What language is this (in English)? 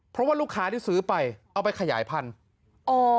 Thai